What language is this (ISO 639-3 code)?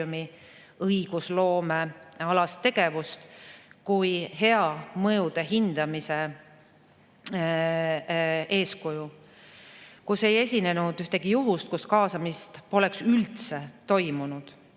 est